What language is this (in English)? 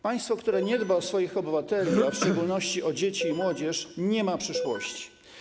Polish